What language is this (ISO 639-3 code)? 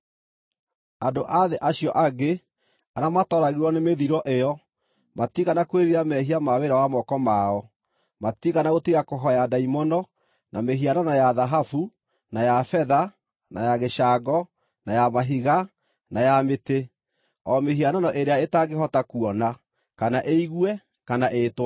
kik